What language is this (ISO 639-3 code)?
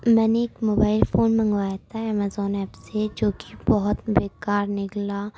urd